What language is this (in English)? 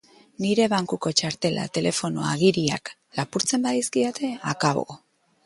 Basque